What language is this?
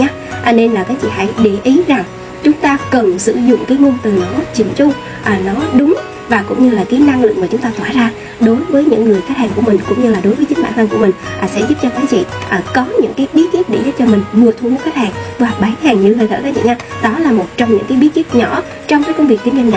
Vietnamese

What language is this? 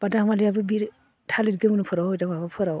Bodo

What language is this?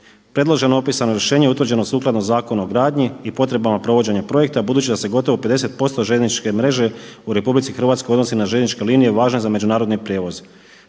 Croatian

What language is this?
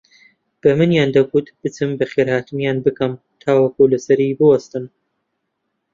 Central Kurdish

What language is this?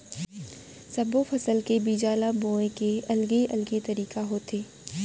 Chhattisgarhi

